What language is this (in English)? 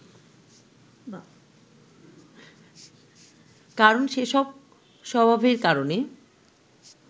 Bangla